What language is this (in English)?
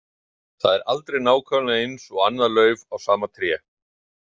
Icelandic